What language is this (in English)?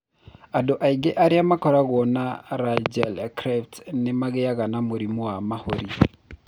Kikuyu